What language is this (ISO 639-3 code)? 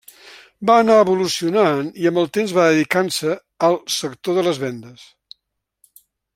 cat